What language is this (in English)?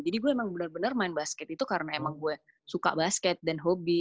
Indonesian